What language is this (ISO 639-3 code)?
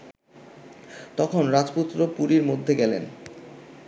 ben